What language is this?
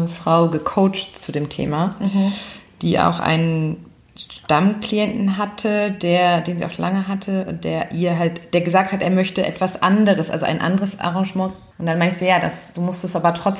German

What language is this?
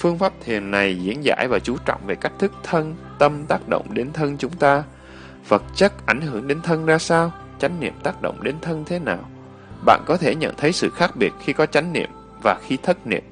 Vietnamese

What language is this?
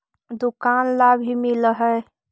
Magahi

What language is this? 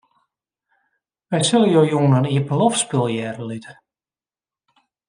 Western Frisian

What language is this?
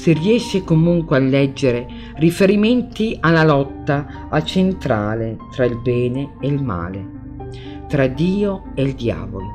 Italian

